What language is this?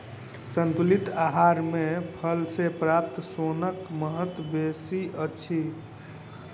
Maithili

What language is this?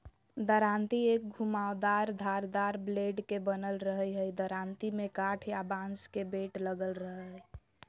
Magahi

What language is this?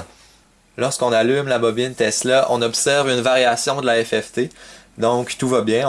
French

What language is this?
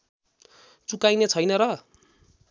Nepali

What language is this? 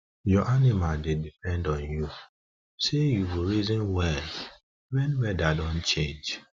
Nigerian Pidgin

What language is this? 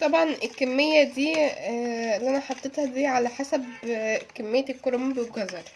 Arabic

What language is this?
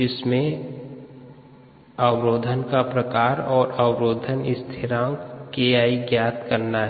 Hindi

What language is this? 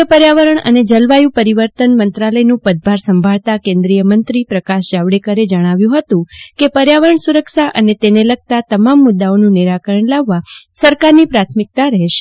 Gujarati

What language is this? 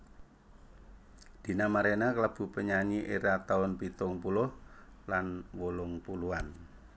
Javanese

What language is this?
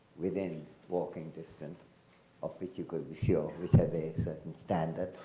English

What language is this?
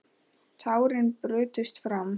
Icelandic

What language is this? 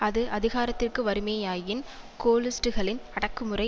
Tamil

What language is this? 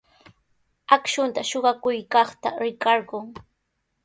Sihuas Ancash Quechua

